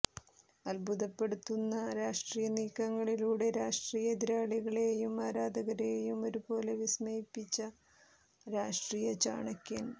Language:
Malayalam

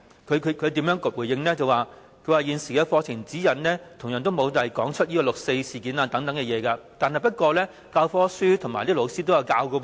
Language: Cantonese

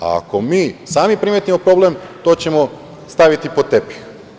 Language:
Serbian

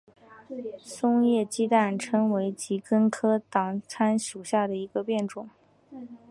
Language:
Chinese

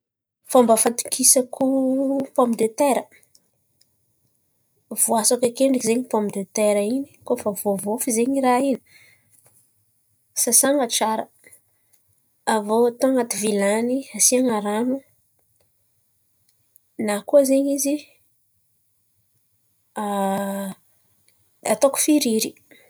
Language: Antankarana Malagasy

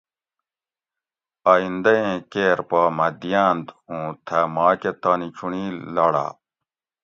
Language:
Gawri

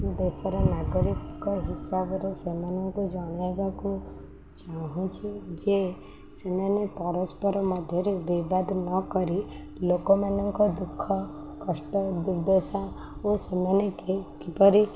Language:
Odia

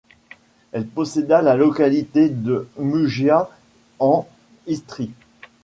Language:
French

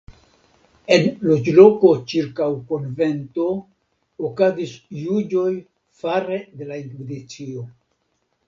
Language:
Esperanto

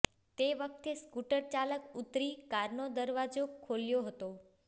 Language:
Gujarati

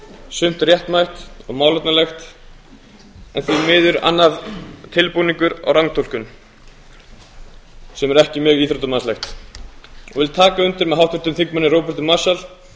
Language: Icelandic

